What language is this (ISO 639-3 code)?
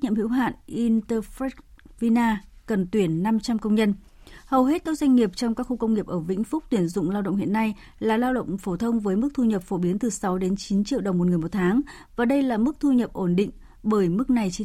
vie